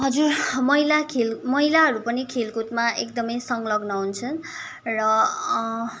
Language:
Nepali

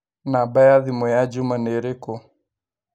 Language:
Kikuyu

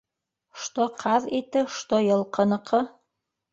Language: Bashkir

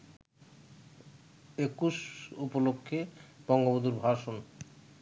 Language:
Bangla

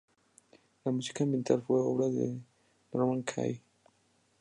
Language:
Spanish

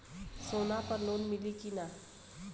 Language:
Bhojpuri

